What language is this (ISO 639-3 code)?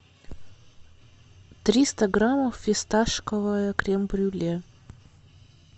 rus